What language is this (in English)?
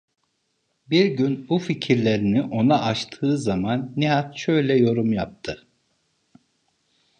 Turkish